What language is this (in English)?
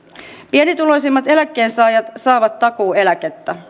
Finnish